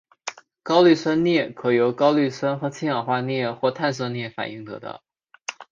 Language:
Chinese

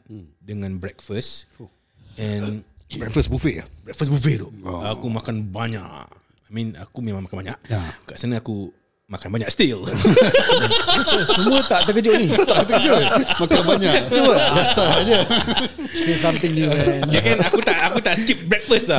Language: Malay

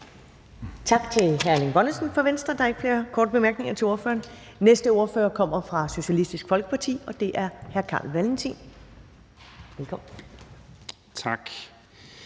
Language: Danish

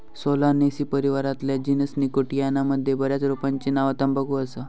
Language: Marathi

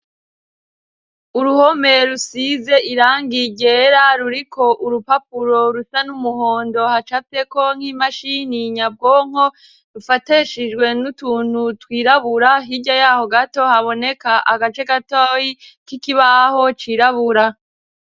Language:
Rundi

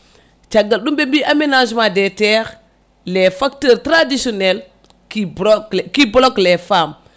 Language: Fula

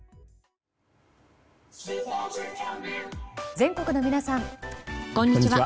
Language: Japanese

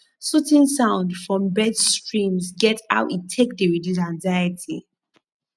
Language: Nigerian Pidgin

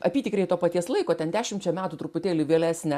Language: Lithuanian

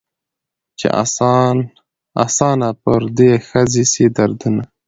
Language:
Pashto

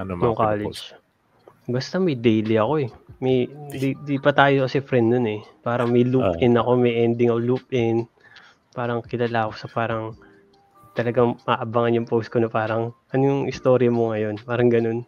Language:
Filipino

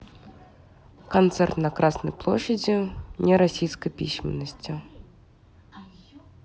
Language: Russian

